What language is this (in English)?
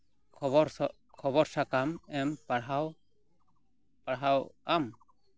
Santali